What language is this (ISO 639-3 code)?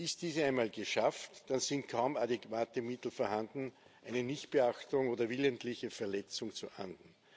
deu